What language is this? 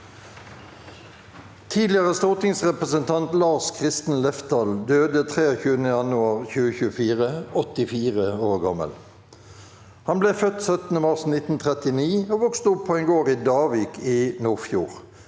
Norwegian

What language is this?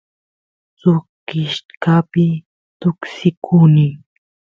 Santiago del Estero Quichua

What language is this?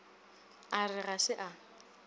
Northern Sotho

